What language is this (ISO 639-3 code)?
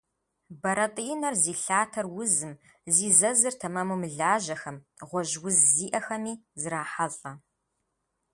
kbd